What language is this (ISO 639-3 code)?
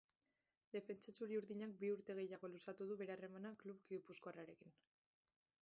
eus